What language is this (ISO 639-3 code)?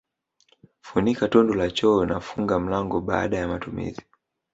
swa